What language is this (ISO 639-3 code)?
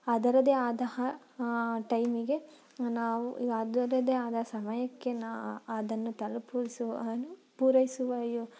kan